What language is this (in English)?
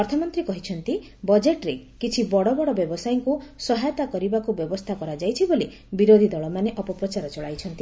Odia